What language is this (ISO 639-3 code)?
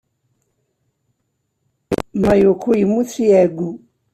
kab